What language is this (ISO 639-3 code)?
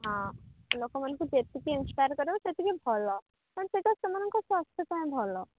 ori